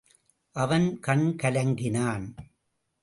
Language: Tamil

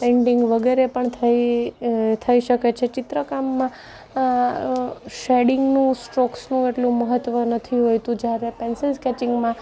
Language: Gujarati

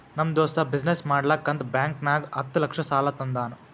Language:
Kannada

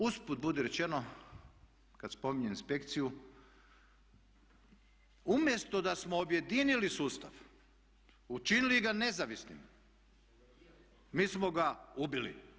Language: Croatian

